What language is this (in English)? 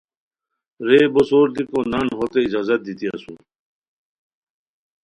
Khowar